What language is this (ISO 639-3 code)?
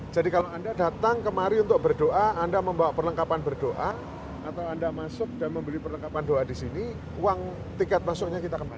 ind